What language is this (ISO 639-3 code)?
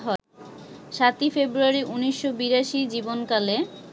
ben